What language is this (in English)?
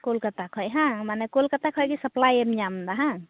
Santali